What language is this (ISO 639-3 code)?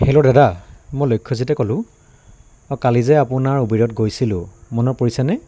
asm